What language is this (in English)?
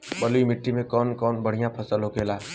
Bhojpuri